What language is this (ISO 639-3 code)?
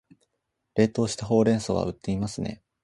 jpn